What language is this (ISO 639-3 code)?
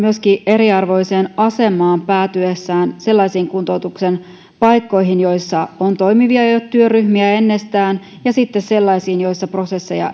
fin